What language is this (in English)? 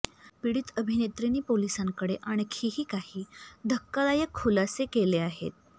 Marathi